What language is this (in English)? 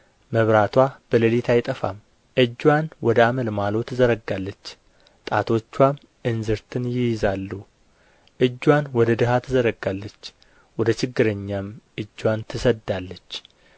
Amharic